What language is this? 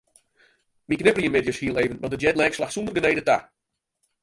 Western Frisian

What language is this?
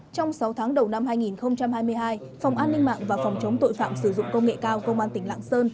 Vietnamese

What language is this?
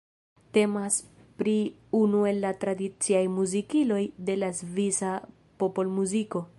Esperanto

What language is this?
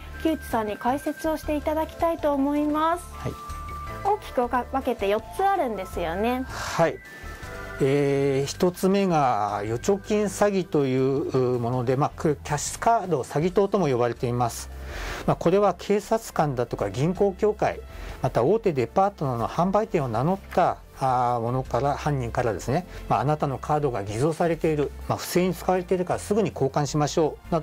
Japanese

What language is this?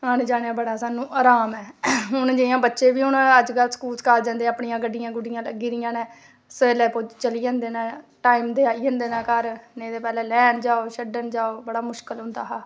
Dogri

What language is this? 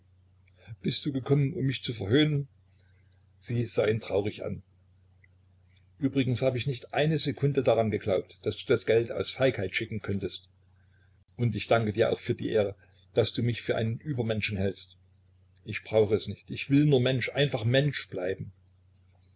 German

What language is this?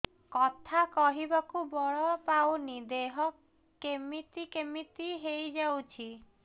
Odia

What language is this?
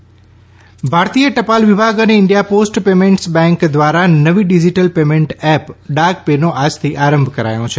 Gujarati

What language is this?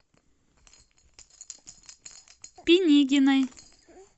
Russian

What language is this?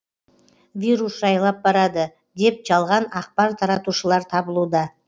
Kazakh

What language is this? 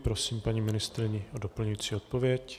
Czech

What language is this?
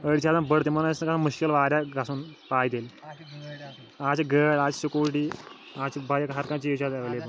Kashmiri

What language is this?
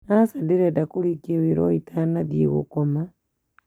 Kikuyu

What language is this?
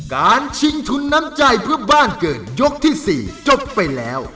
Thai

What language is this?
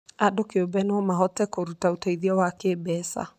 Kikuyu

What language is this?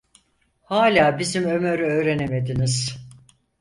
Turkish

